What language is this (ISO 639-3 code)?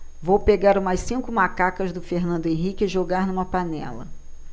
por